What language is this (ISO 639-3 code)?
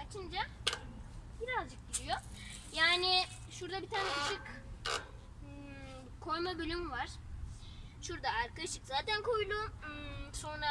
tur